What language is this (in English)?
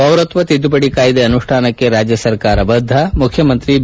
Kannada